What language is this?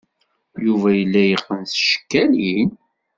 Kabyle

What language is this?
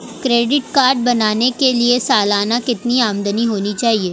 Hindi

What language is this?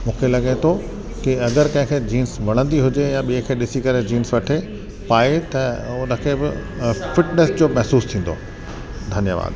Sindhi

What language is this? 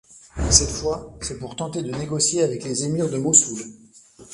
French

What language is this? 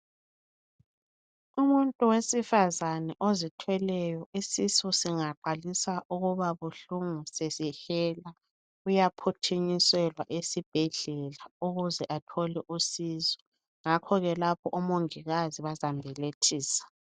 North Ndebele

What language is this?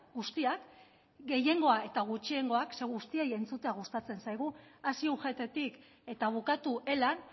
Basque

